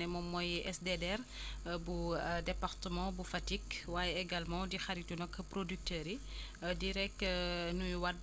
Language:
Wolof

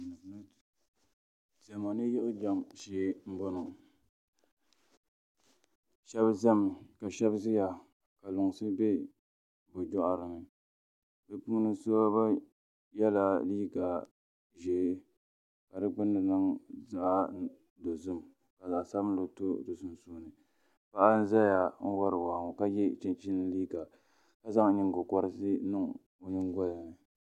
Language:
Dagbani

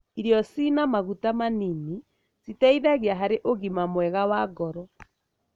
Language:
Kikuyu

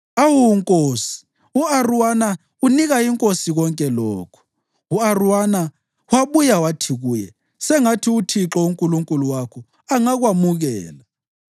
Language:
North Ndebele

